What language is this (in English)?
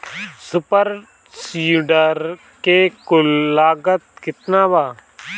Bhojpuri